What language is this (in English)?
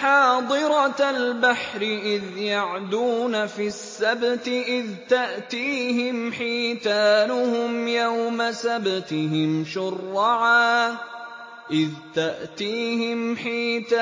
Arabic